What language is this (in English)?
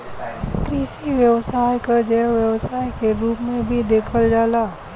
Bhojpuri